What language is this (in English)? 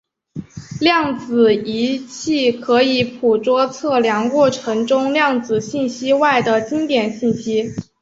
Chinese